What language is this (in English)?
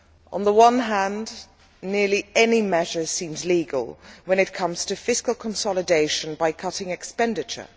English